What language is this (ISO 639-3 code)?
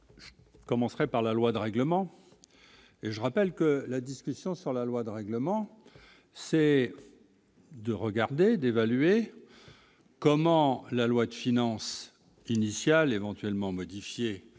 fra